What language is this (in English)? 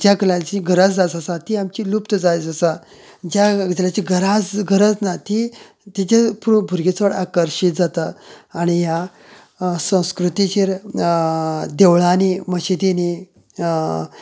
Konkani